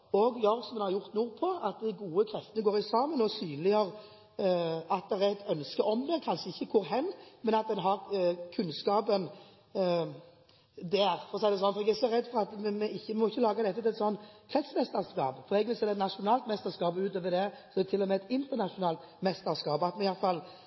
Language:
Norwegian Bokmål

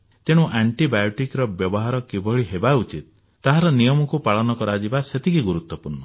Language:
Odia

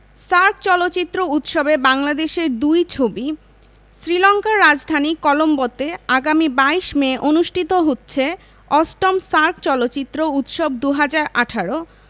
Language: Bangla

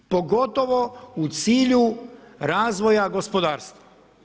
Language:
Croatian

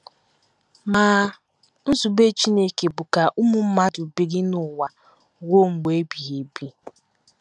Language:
Igbo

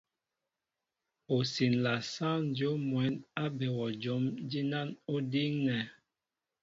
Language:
Mbo (Cameroon)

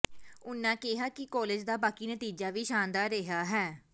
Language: Punjabi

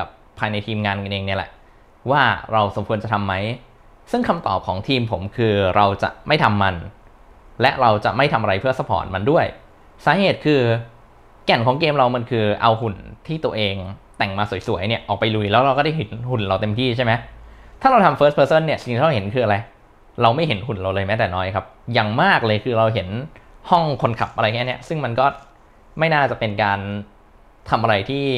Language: Thai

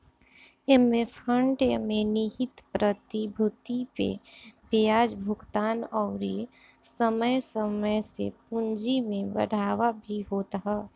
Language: Bhojpuri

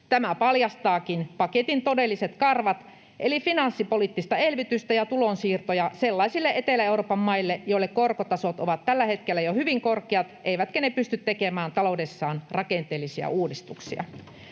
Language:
Finnish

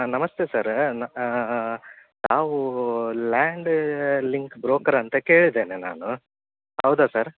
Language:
Kannada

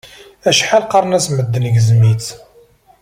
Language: Kabyle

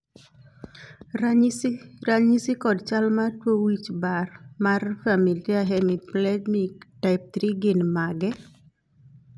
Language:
Luo (Kenya and Tanzania)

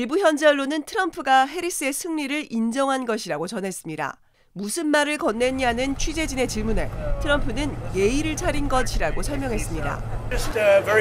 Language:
Korean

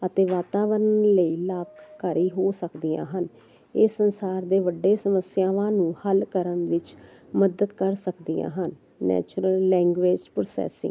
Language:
Punjabi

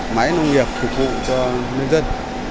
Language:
Vietnamese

